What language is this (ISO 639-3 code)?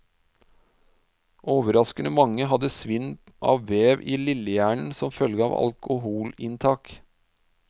nor